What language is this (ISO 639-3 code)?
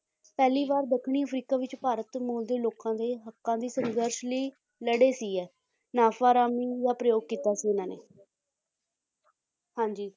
pan